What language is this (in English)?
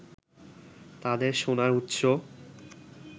Bangla